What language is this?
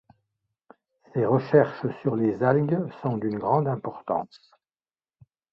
French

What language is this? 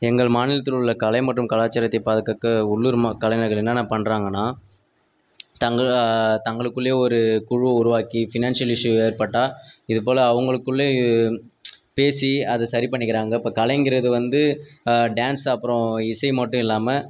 Tamil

